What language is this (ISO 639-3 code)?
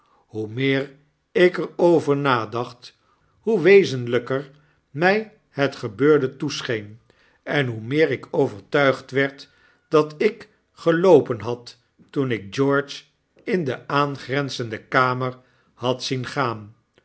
nld